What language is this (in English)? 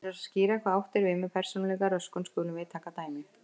Icelandic